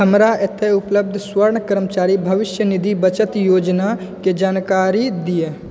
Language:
Maithili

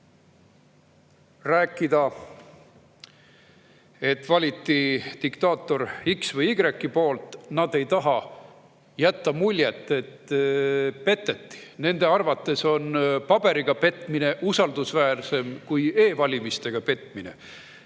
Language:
Estonian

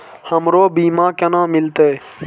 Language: Maithili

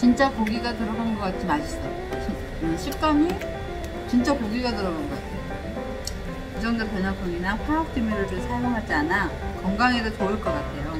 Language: Korean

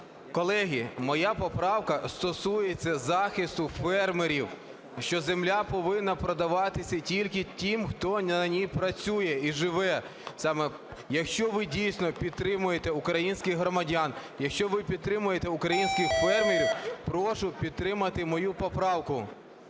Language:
Ukrainian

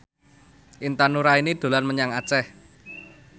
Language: Javanese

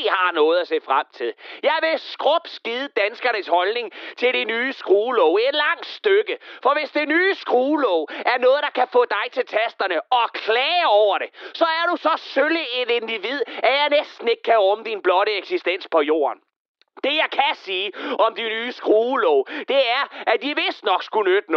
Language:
Danish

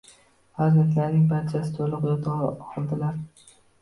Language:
Uzbek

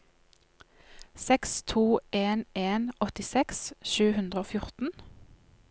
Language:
Norwegian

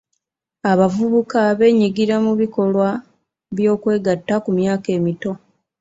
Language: Ganda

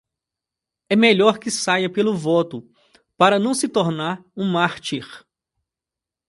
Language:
Portuguese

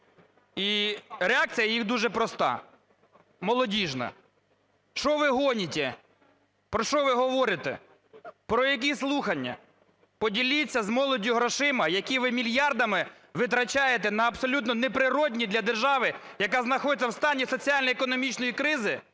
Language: Ukrainian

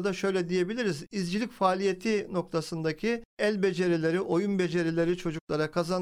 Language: Turkish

